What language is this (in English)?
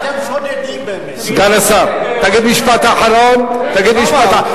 Hebrew